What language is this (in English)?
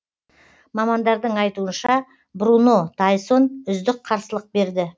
Kazakh